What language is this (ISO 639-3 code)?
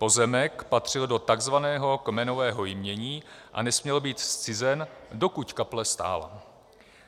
ces